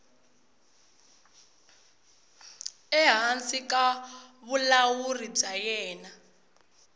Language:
Tsonga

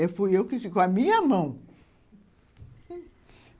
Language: Portuguese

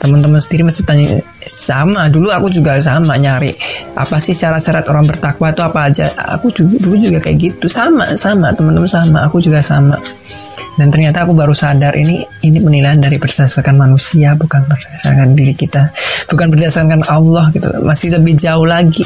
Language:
Indonesian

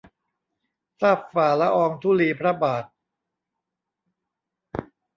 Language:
Thai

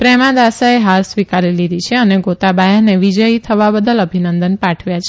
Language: Gujarati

